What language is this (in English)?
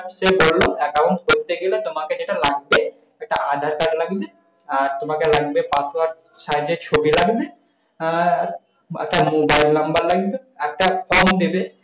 Bangla